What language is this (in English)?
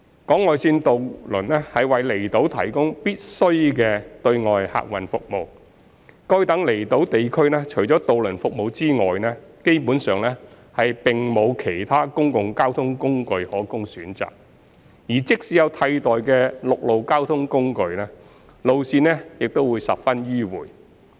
Cantonese